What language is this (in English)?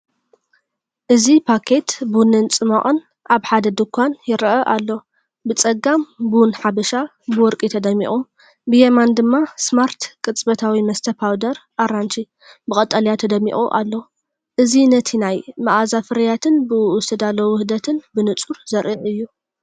Tigrinya